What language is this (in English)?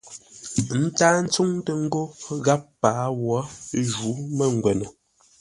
Ngombale